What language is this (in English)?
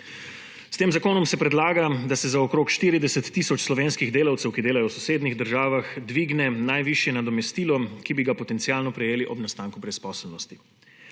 Slovenian